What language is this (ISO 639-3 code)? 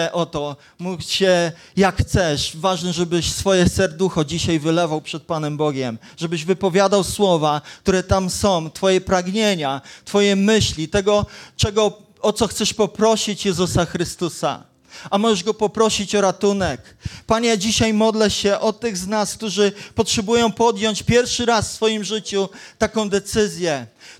pol